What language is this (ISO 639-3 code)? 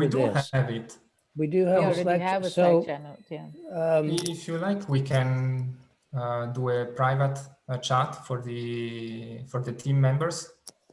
eng